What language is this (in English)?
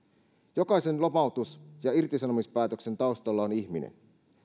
Finnish